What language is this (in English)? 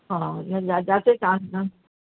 Sindhi